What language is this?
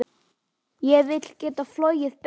Icelandic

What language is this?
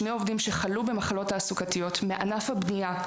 Hebrew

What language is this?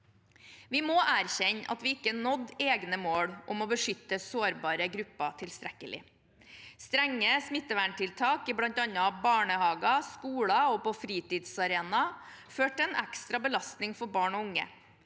Norwegian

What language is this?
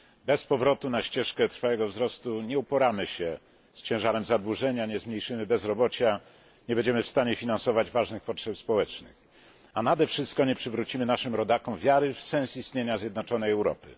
Polish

